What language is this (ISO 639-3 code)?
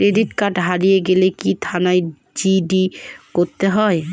ben